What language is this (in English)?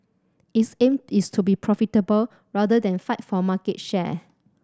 English